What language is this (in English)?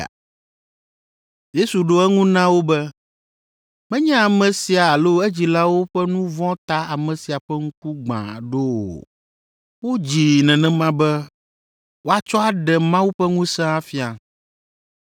Ewe